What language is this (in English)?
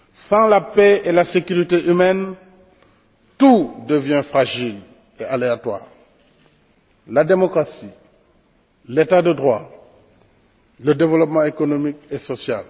French